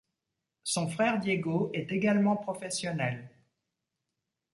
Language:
French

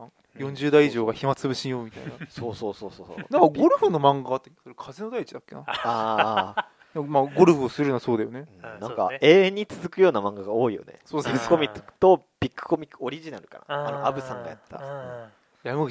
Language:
Japanese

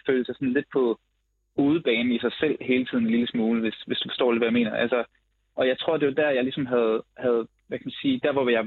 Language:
Danish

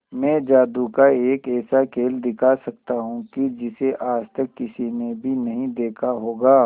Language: Hindi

